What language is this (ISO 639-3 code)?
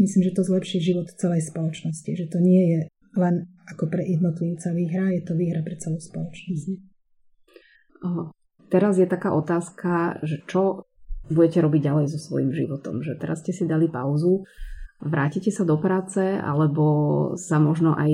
slk